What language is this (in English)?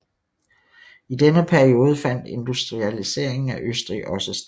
Danish